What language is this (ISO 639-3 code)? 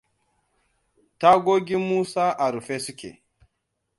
hau